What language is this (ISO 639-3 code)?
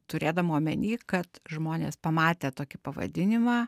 lit